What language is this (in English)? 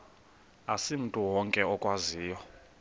Xhosa